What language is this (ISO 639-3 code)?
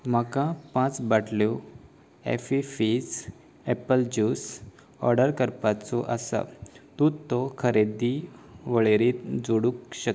kok